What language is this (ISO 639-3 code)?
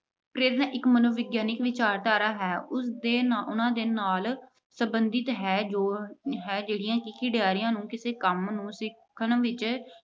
pan